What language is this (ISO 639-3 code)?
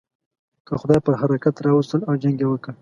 pus